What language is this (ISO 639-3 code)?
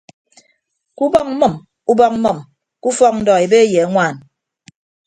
ibb